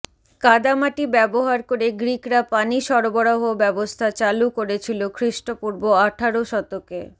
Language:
Bangla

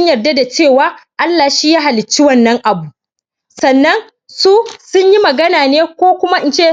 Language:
Hausa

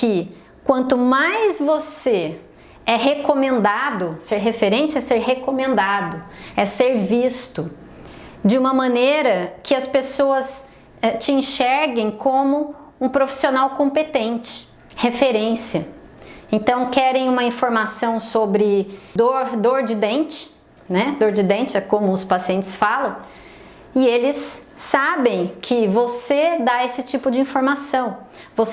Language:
Portuguese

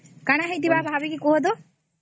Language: Odia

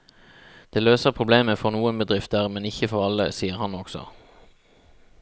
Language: Norwegian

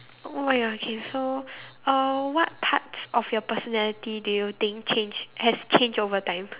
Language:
English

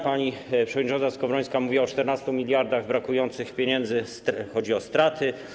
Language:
Polish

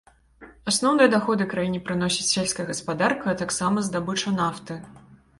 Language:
Belarusian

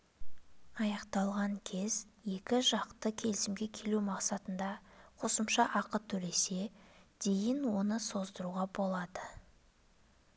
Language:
Kazakh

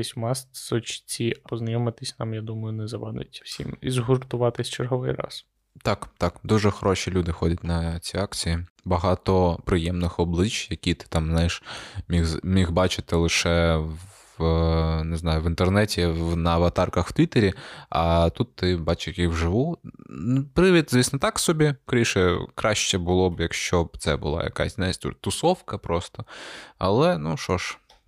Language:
Ukrainian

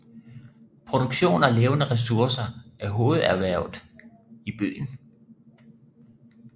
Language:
Danish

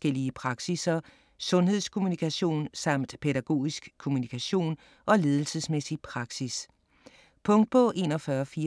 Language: Danish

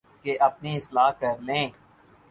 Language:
Urdu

